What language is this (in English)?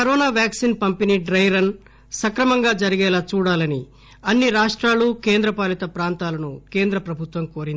Telugu